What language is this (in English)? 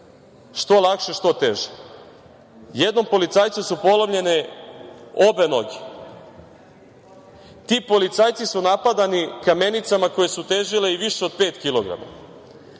Serbian